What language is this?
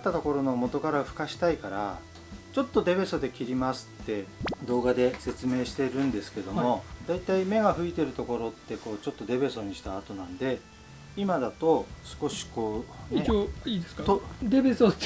Japanese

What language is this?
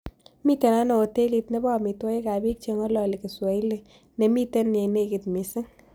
Kalenjin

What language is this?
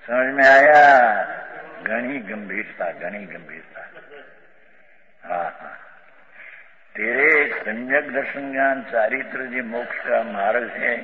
Romanian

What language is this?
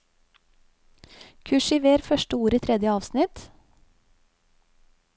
Norwegian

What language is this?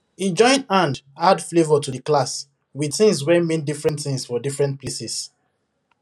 Nigerian Pidgin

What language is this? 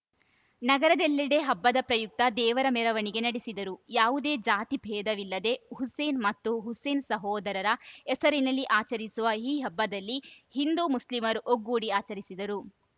Kannada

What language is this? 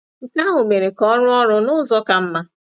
Igbo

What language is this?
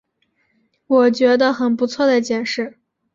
Chinese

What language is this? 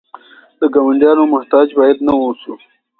Pashto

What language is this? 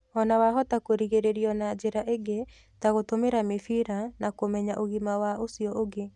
Kikuyu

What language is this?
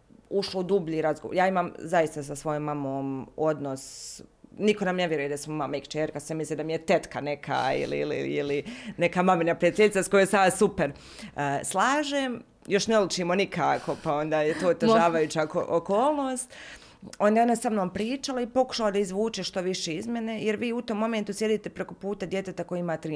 Croatian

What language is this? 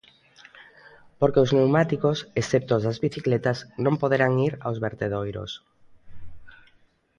Galician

